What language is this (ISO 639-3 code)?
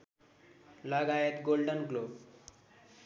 nep